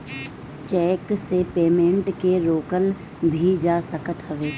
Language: Bhojpuri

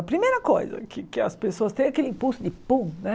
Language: Portuguese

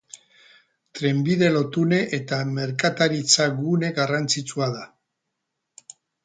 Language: Basque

